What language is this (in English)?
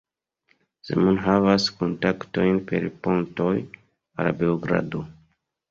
Esperanto